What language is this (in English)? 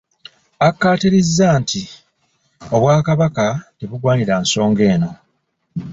Ganda